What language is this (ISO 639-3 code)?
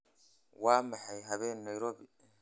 som